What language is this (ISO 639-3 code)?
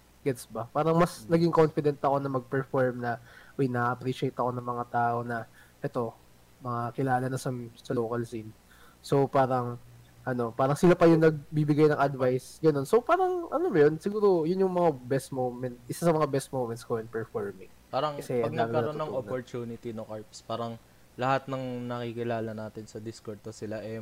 fil